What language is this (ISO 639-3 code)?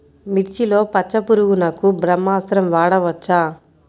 tel